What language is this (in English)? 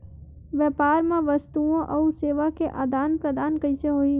Chhattisgarhi